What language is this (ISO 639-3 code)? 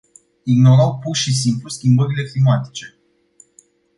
ron